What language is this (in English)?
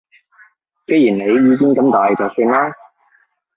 Cantonese